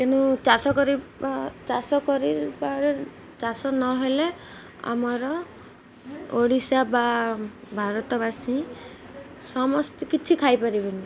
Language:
Odia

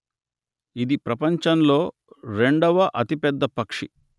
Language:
Telugu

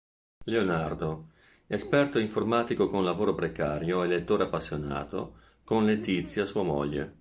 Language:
Italian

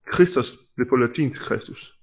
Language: Danish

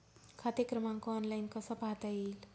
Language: Marathi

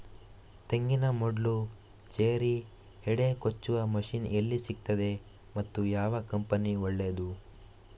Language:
Kannada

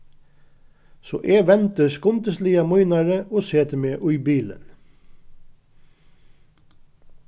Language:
Faroese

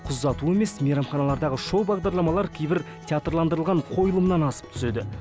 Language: Kazakh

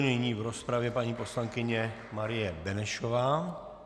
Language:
Czech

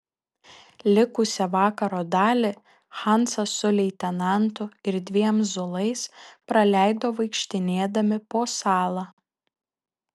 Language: Lithuanian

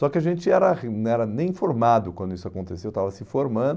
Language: Portuguese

